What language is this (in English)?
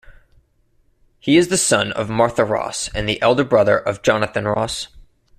English